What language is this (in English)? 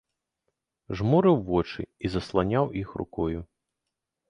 Belarusian